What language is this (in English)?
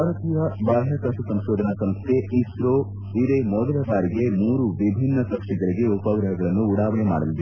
Kannada